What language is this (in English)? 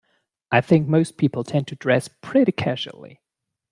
English